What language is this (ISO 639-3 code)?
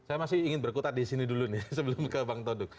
ind